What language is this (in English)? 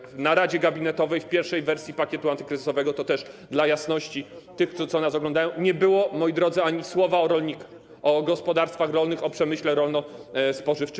Polish